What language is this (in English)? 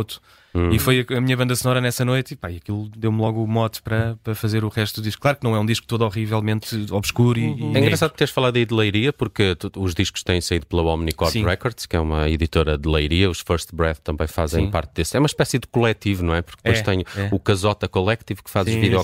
Portuguese